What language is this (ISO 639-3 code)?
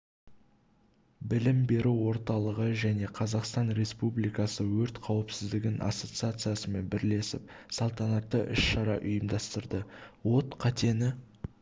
kaz